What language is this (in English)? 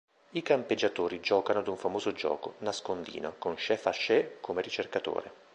Italian